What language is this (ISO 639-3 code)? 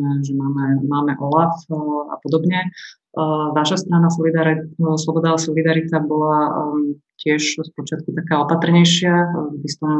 slk